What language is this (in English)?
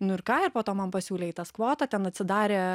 Lithuanian